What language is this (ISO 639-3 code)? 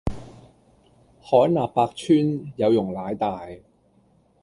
yue